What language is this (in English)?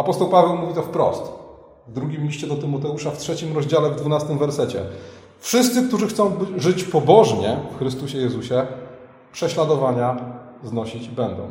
Polish